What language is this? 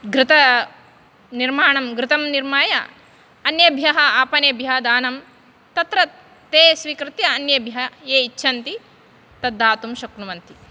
Sanskrit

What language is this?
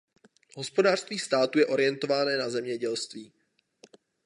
Czech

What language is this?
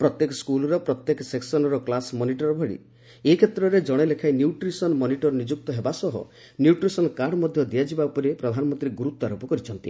Odia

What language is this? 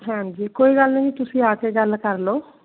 Punjabi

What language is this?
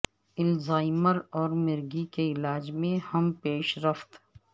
Urdu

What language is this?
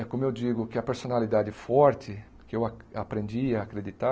Portuguese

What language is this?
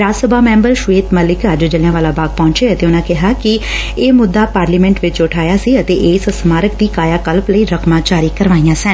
Punjabi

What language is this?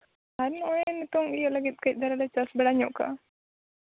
Santali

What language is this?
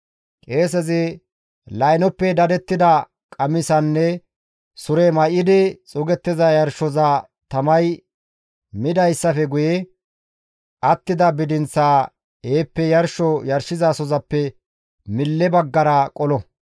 Gamo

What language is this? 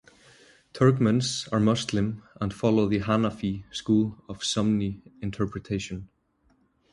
English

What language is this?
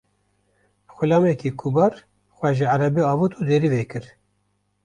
Kurdish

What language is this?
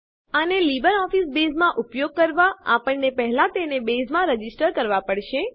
Gujarati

